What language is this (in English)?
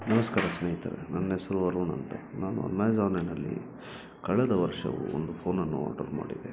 Kannada